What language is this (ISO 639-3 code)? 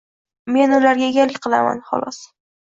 uzb